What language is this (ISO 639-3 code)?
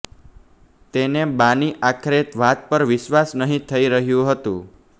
guj